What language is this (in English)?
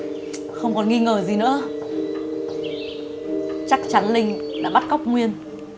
Vietnamese